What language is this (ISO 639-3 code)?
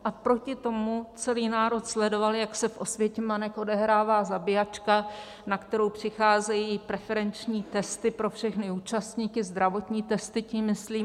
ces